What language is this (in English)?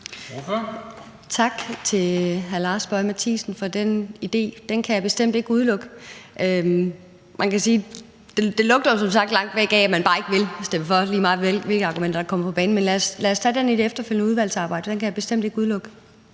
Danish